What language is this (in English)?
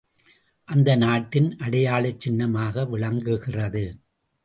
Tamil